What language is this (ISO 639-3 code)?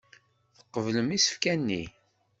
kab